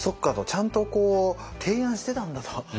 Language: Japanese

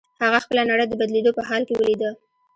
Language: Pashto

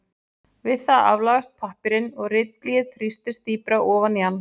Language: Icelandic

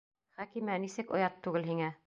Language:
Bashkir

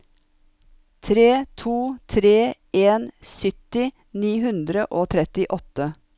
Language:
Norwegian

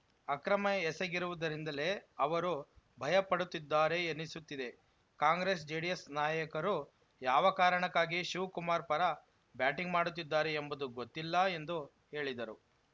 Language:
Kannada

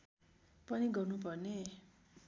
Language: Nepali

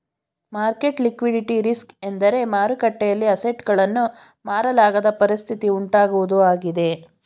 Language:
Kannada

